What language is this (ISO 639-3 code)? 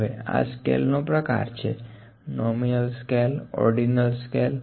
guj